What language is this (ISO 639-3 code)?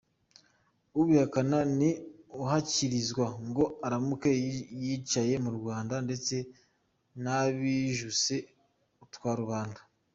kin